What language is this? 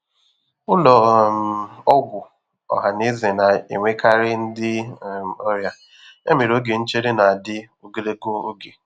Igbo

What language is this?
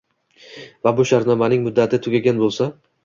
Uzbek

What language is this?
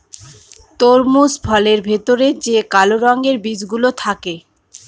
Bangla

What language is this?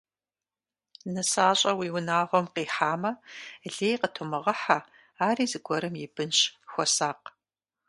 Kabardian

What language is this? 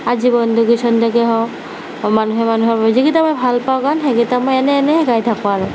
Assamese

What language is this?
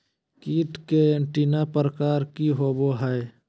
Magahi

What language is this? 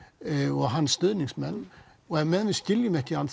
Icelandic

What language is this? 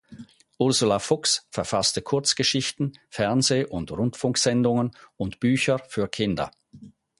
German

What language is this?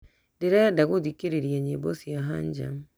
Kikuyu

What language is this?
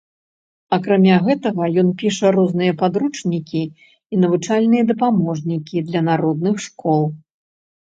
Belarusian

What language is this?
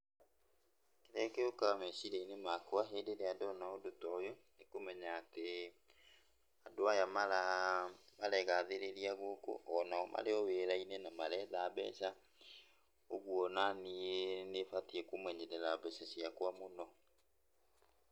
Kikuyu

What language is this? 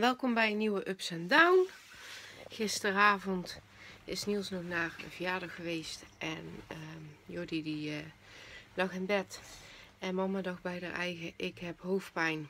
Dutch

